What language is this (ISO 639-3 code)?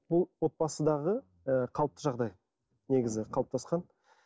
kaz